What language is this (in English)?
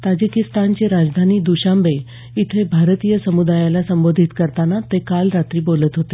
Marathi